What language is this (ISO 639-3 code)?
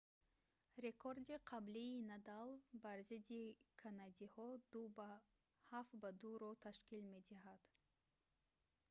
tgk